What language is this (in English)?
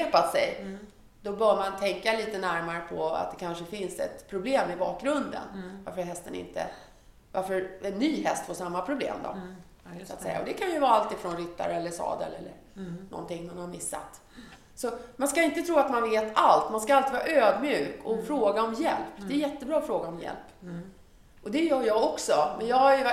Swedish